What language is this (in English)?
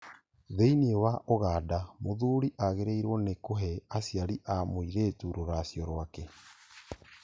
Kikuyu